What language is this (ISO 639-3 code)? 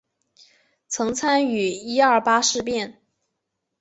zho